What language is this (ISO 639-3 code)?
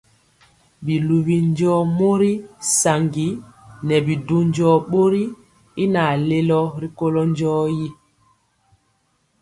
mcx